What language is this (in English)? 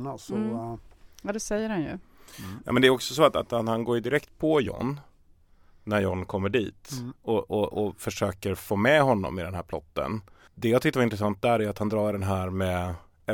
Swedish